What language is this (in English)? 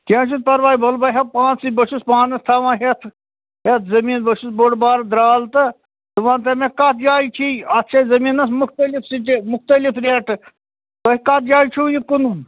Kashmiri